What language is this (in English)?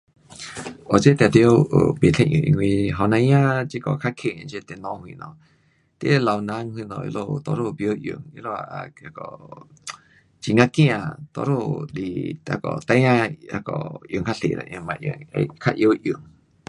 Pu-Xian Chinese